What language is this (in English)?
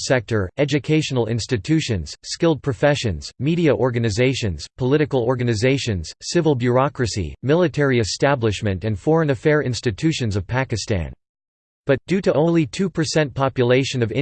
English